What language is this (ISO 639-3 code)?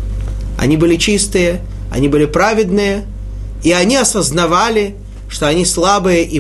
rus